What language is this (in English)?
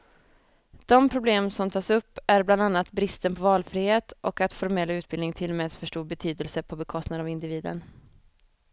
Swedish